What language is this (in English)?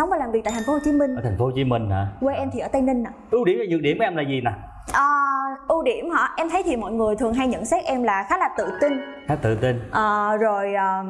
Vietnamese